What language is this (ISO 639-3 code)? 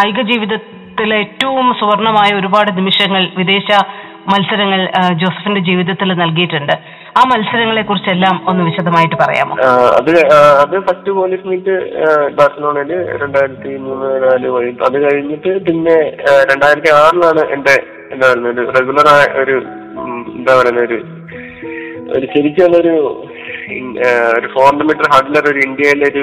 mal